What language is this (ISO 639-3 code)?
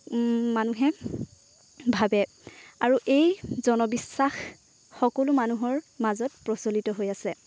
asm